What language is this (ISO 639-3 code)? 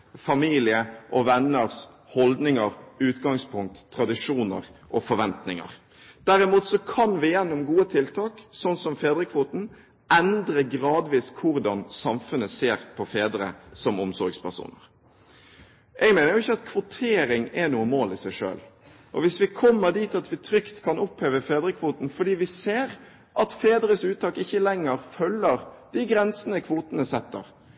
nob